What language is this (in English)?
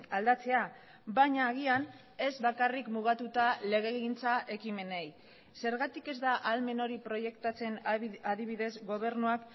Basque